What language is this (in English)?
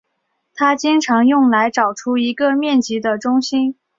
Chinese